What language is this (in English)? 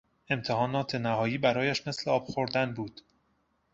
Persian